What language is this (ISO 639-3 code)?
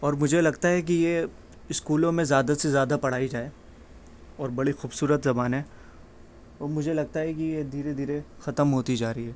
urd